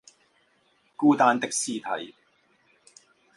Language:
Chinese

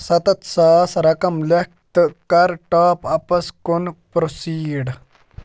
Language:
Kashmiri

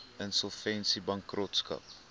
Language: Afrikaans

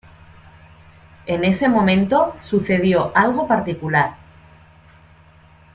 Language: Spanish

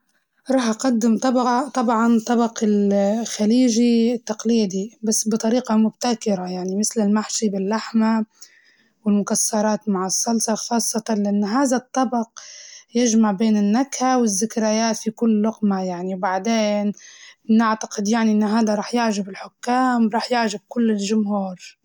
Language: Libyan Arabic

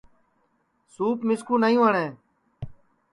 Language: Sansi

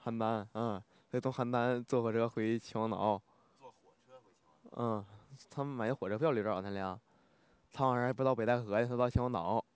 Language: Chinese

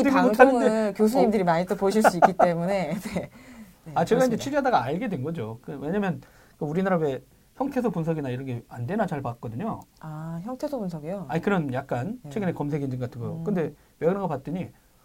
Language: Korean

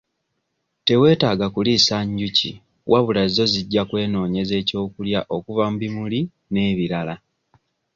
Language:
Ganda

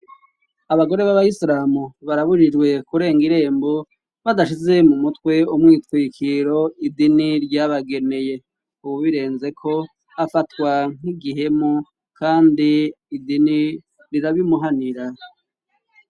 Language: Rundi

